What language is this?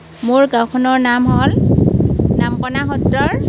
Assamese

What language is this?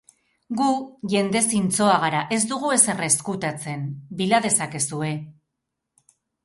Basque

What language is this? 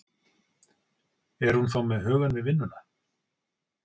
Icelandic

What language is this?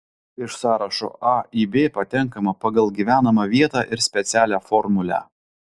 Lithuanian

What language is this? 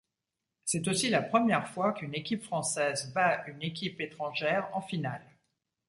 French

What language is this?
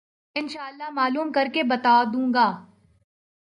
Urdu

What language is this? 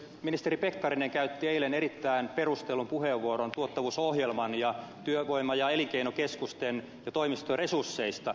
Finnish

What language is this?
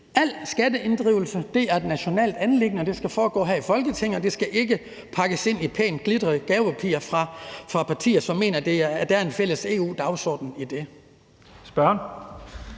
Danish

